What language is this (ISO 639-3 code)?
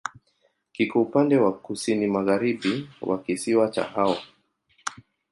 swa